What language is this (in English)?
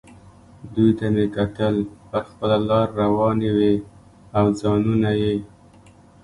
Pashto